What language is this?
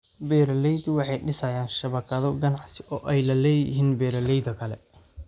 Somali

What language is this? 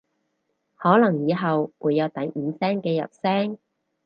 Cantonese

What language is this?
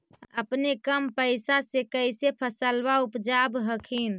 Magahi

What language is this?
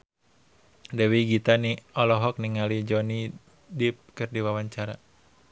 Sundanese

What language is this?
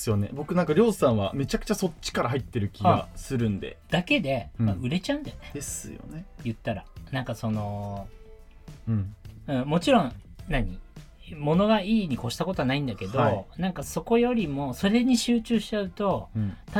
Japanese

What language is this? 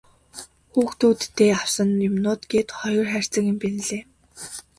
Mongolian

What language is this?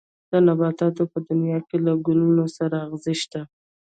Pashto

